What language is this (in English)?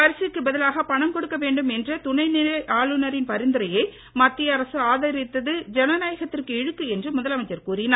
Tamil